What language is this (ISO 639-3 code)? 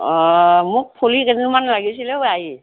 asm